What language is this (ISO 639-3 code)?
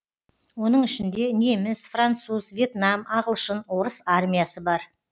kaz